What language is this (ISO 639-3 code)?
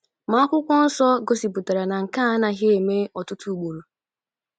ibo